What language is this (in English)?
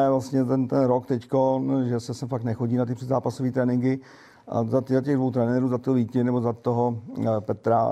Czech